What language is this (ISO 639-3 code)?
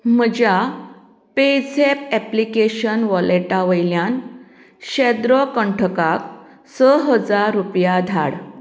kok